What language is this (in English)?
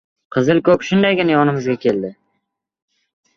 Uzbek